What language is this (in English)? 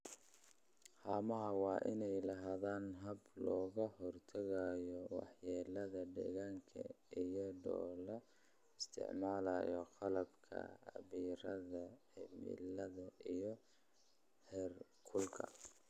Somali